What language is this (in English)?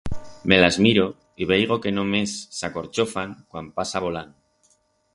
Aragonese